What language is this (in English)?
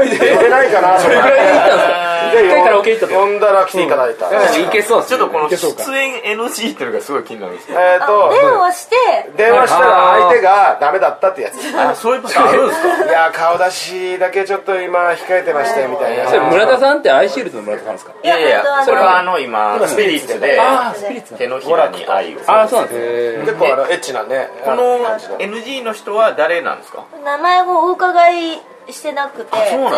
Japanese